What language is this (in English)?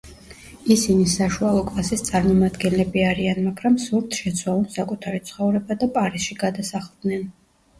Georgian